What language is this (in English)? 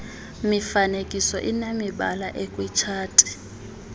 Xhosa